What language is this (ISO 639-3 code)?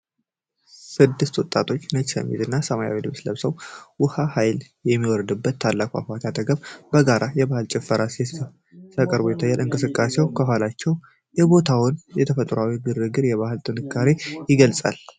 amh